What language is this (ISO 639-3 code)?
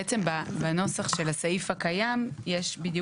heb